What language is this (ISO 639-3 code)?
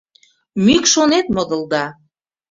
chm